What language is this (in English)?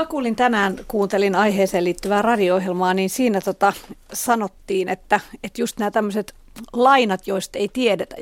Finnish